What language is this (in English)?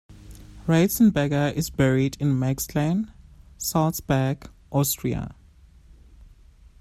English